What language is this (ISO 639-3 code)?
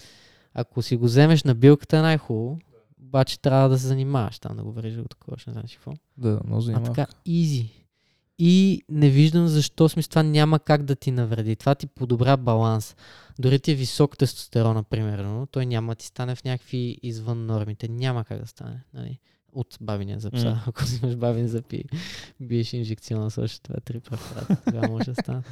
bul